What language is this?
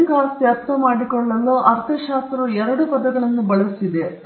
Kannada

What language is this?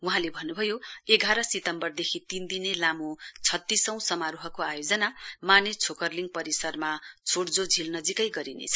Nepali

